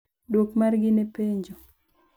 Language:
Luo (Kenya and Tanzania)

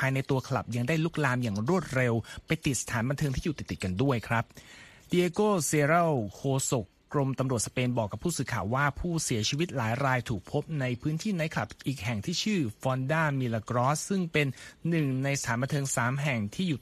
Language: Thai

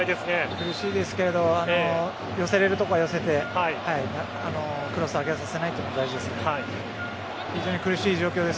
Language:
Japanese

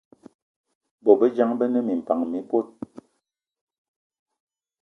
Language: Eton (Cameroon)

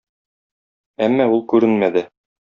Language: Tatar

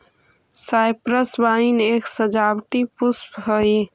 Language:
Magahi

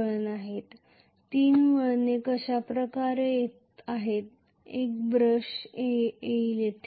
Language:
Marathi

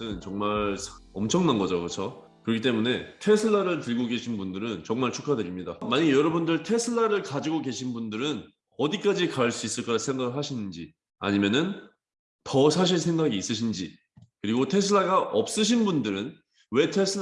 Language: Korean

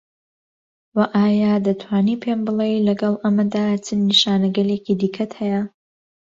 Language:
Central Kurdish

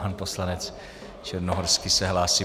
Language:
Czech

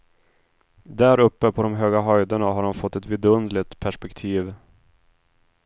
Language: Swedish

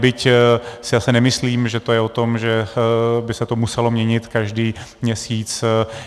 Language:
Czech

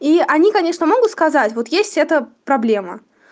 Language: Russian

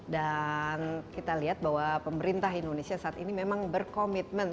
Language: Indonesian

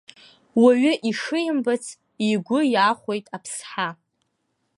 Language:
Abkhazian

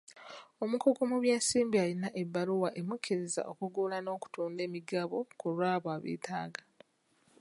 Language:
Ganda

